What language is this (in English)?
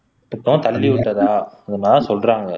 Tamil